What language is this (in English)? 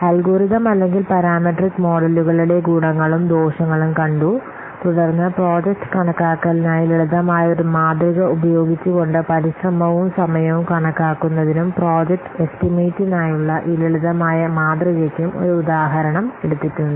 Malayalam